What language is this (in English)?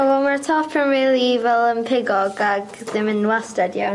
Welsh